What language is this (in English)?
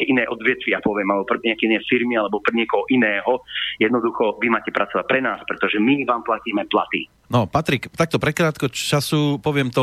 Slovak